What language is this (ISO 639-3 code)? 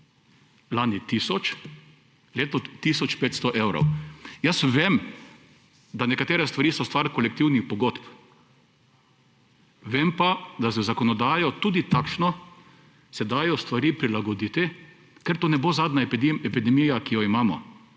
slv